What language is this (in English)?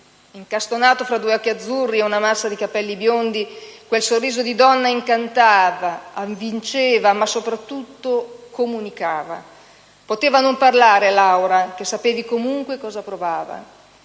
Italian